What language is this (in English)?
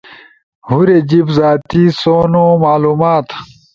Ushojo